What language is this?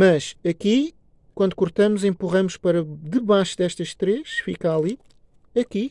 Portuguese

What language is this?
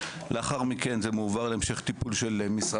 Hebrew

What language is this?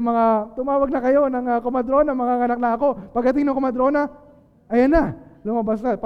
Filipino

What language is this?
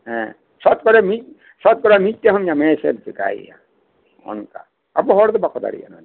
Santali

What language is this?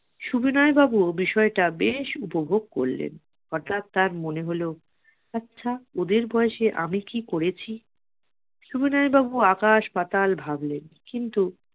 Bangla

